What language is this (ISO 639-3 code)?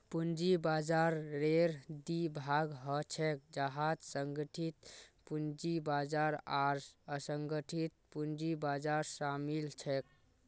mag